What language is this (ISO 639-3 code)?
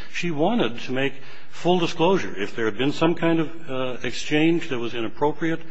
eng